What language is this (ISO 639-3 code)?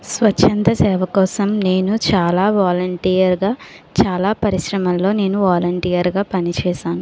tel